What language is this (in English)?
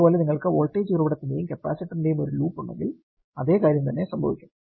Malayalam